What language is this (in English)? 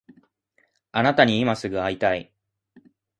Japanese